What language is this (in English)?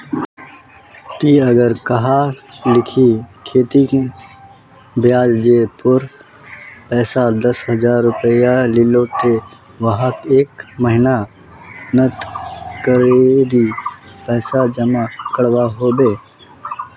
Magahi